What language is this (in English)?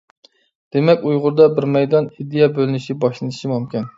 Uyghur